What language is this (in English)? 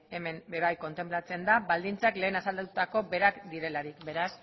Basque